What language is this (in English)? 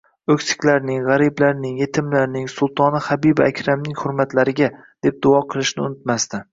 Uzbek